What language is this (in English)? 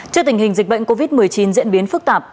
Vietnamese